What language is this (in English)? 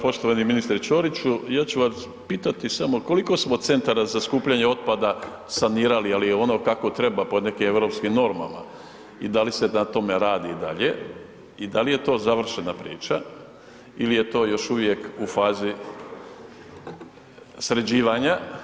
Croatian